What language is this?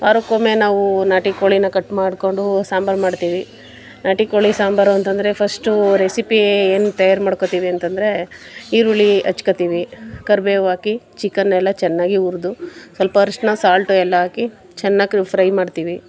Kannada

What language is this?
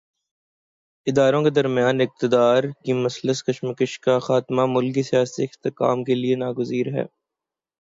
Urdu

